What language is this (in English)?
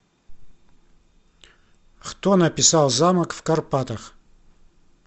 Russian